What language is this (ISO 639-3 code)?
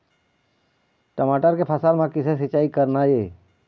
hne